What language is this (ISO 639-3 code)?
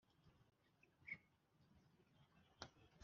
kin